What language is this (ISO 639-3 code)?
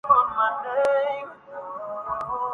urd